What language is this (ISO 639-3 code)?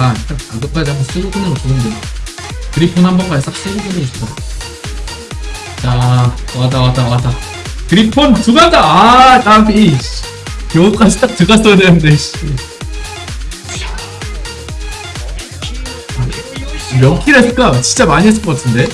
kor